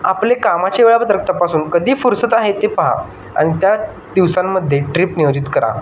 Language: Marathi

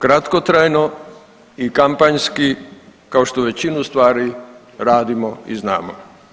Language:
Croatian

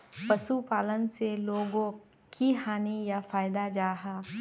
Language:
Magahi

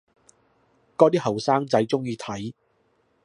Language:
Cantonese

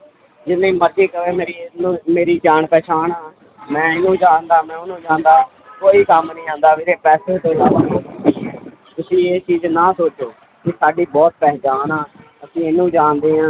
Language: Punjabi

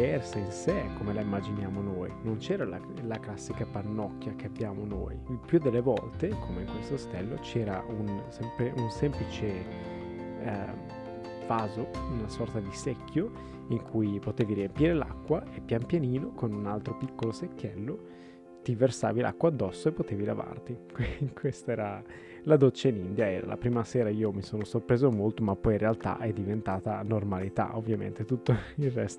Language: Italian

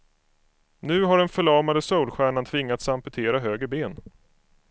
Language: Swedish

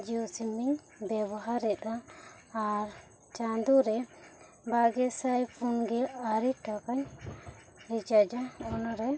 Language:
Santali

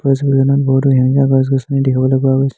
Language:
Assamese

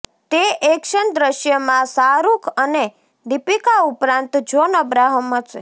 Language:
Gujarati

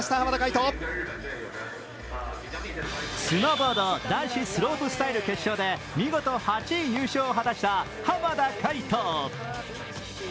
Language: Japanese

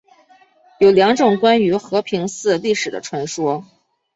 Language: Chinese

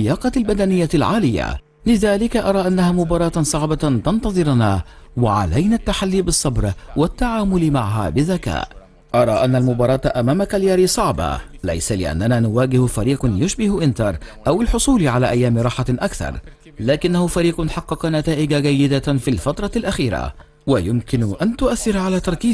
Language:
Arabic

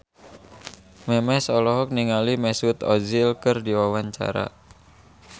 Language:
Sundanese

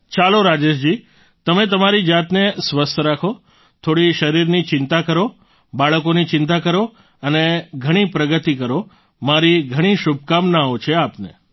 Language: Gujarati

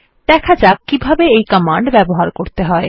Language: Bangla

